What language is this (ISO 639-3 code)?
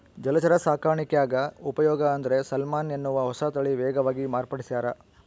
kan